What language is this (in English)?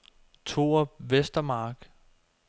Danish